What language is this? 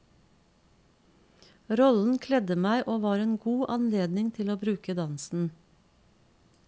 Norwegian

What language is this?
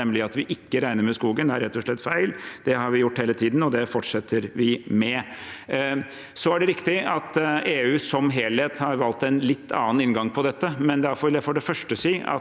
Norwegian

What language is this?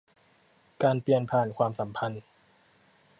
Thai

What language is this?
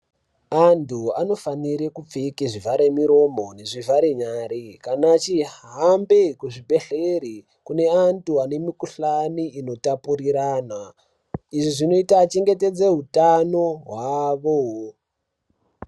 Ndau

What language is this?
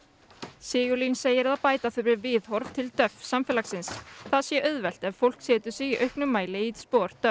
Icelandic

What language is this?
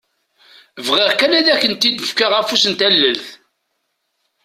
Kabyle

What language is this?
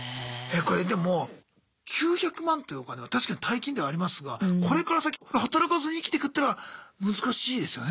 Japanese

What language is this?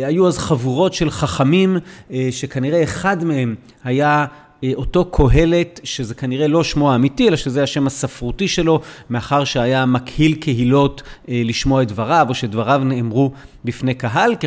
Hebrew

